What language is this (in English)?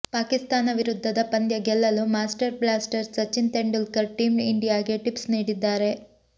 Kannada